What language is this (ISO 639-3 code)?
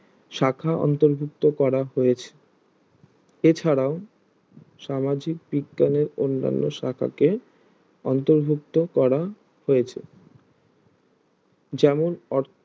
ben